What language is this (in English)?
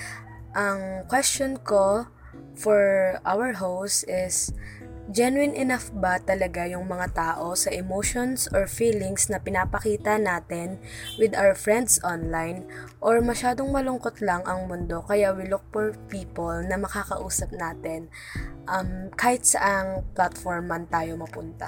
Filipino